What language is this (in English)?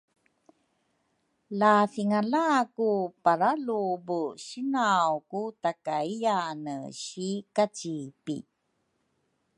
Rukai